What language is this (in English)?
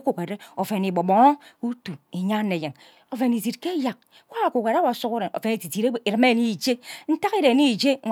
Ubaghara